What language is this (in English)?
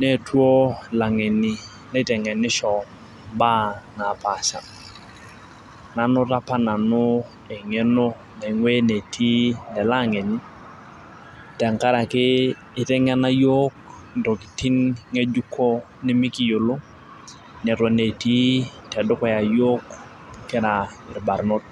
Masai